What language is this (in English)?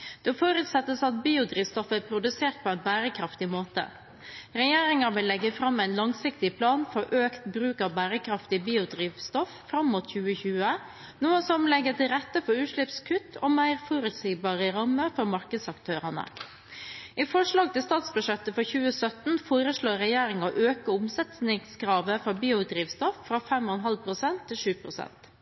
Norwegian Bokmål